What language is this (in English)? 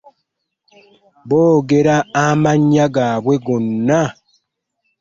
Ganda